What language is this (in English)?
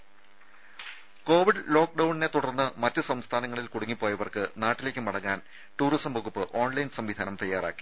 Malayalam